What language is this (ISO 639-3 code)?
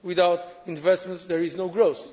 eng